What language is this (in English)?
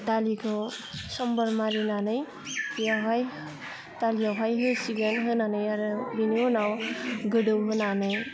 Bodo